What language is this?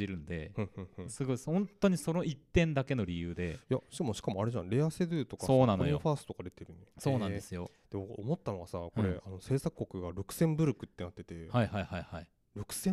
Japanese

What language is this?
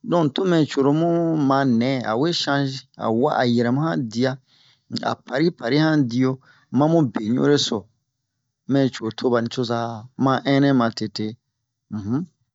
Bomu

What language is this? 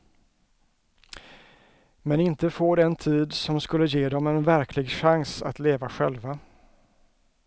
Swedish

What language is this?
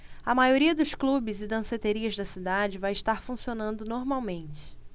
Portuguese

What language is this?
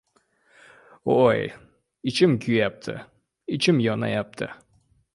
Uzbek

